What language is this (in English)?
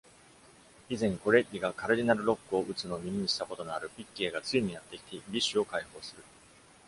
Japanese